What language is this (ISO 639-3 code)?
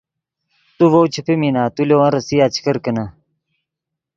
ydg